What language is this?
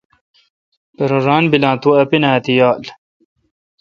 Kalkoti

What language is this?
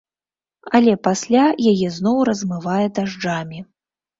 Belarusian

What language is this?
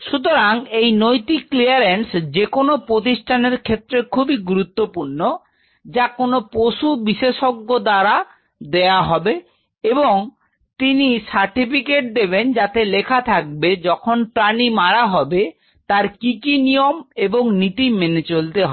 Bangla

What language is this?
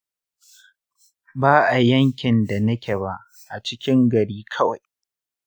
Hausa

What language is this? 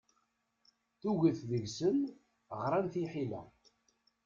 Kabyle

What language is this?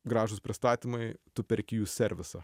Lithuanian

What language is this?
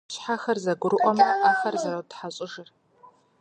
Kabardian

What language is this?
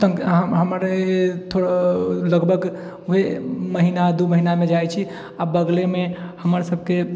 Maithili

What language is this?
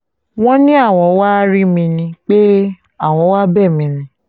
Yoruba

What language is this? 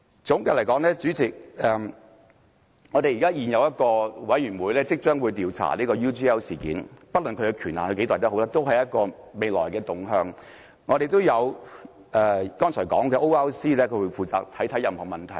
Cantonese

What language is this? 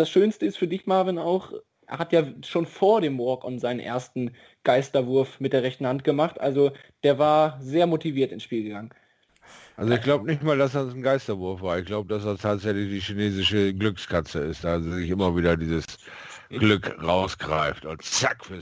German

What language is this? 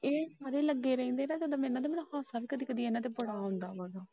Punjabi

